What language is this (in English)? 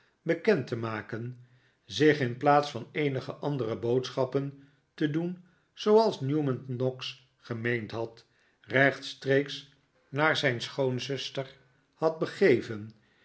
Dutch